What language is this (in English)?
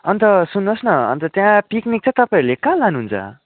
Nepali